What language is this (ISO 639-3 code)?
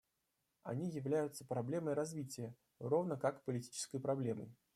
rus